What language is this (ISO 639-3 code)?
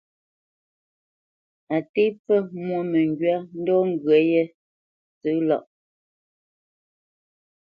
bce